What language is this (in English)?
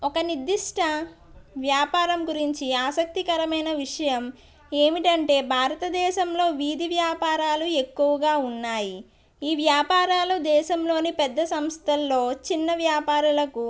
Telugu